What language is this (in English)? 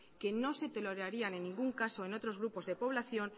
Spanish